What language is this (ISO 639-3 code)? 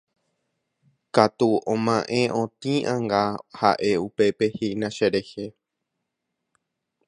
grn